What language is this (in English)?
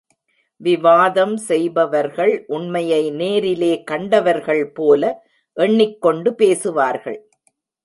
Tamil